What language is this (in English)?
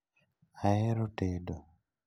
Luo (Kenya and Tanzania)